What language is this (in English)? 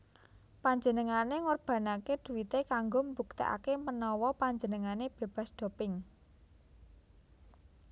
Javanese